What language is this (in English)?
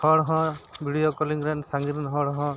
Santali